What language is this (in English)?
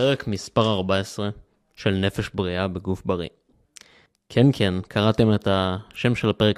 Hebrew